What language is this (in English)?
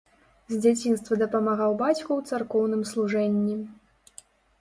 Belarusian